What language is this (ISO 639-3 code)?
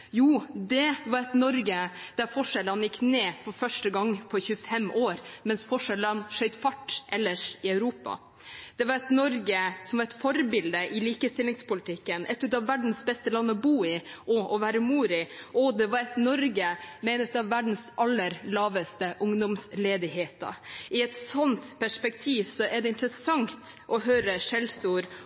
nob